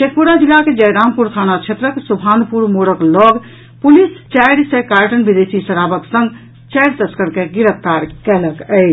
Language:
Maithili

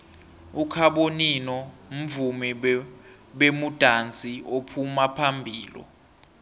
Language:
South Ndebele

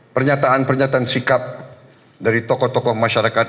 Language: Indonesian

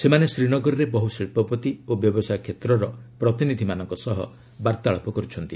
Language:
Odia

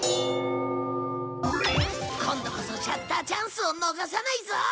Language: Japanese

